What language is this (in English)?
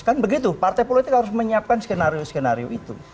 Indonesian